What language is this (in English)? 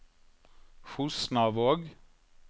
Norwegian